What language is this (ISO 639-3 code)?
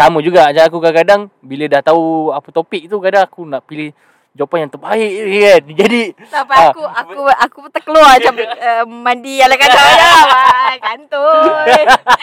msa